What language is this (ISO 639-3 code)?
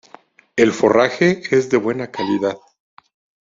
spa